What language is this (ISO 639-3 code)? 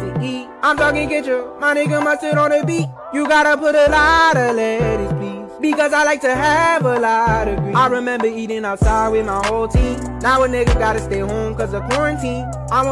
eng